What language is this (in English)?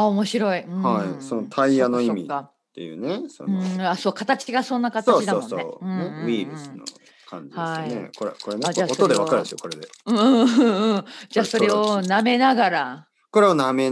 Japanese